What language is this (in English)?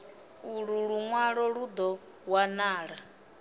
Venda